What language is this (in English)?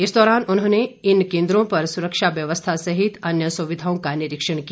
Hindi